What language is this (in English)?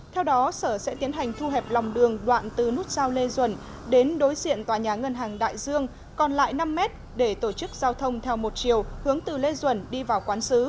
Vietnamese